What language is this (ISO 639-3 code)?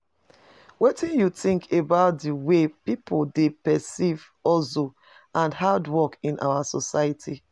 pcm